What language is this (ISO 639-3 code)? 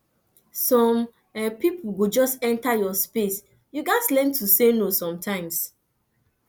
pcm